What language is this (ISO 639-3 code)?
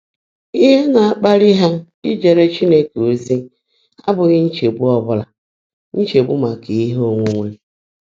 ibo